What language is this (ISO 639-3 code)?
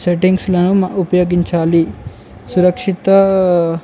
tel